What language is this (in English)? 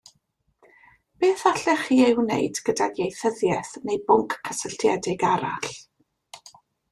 Welsh